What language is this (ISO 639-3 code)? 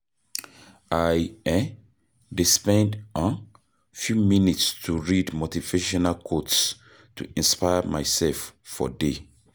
pcm